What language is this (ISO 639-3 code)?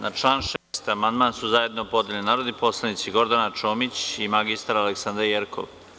srp